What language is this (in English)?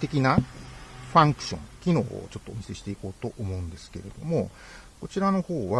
Japanese